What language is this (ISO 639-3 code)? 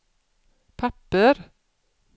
swe